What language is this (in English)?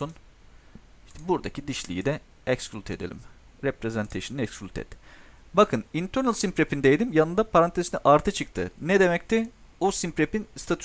Turkish